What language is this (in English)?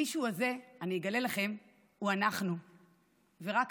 Hebrew